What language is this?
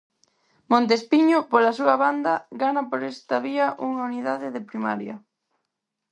Galician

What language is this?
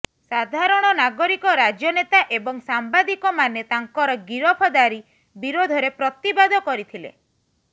Odia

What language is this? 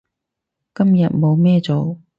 Cantonese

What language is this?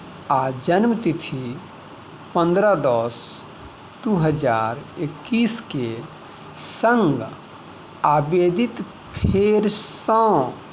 Maithili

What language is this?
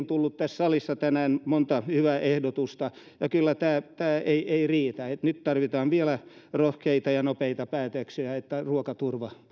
Finnish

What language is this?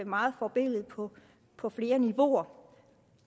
Danish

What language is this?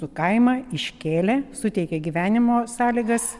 Lithuanian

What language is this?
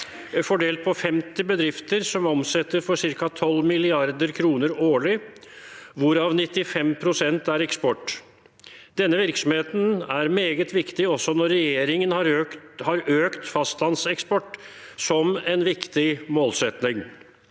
Norwegian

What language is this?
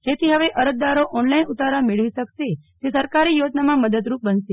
Gujarati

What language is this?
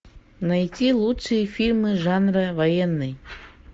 Russian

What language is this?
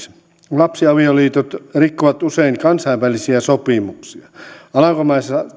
Finnish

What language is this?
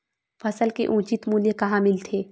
Chhattisgarhi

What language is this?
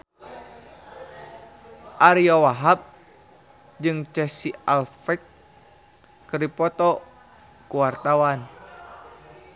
Sundanese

